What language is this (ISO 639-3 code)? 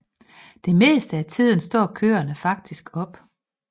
dan